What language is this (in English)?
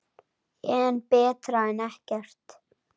Icelandic